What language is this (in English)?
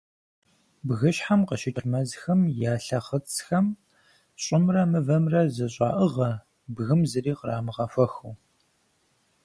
Kabardian